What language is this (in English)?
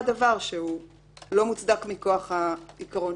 Hebrew